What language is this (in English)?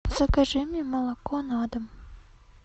Russian